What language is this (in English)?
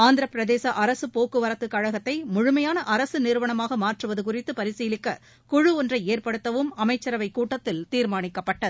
Tamil